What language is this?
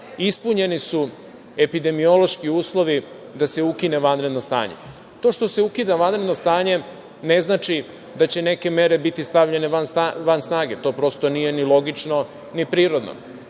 Serbian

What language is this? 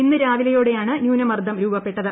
Malayalam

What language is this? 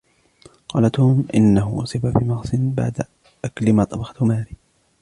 Arabic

